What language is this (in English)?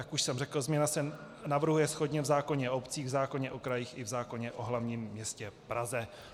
Czech